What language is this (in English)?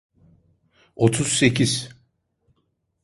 Turkish